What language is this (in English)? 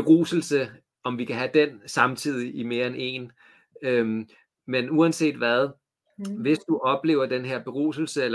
Danish